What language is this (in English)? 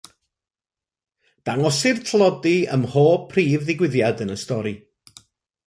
Welsh